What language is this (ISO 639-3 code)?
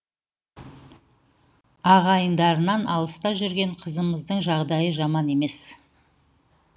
kaz